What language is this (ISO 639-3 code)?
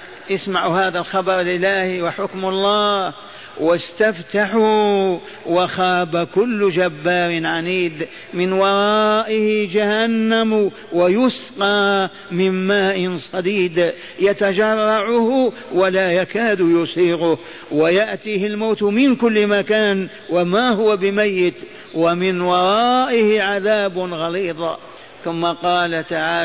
ara